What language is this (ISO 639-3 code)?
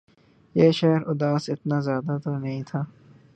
urd